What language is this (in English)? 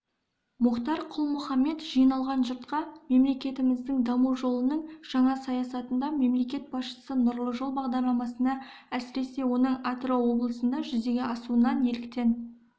Kazakh